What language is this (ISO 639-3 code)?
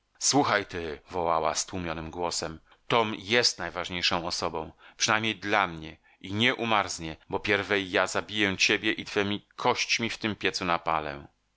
pol